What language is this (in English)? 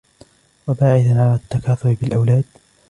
Arabic